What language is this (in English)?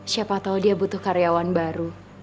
Indonesian